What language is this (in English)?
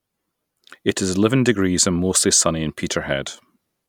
English